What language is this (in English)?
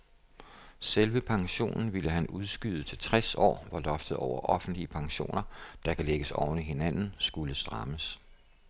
Danish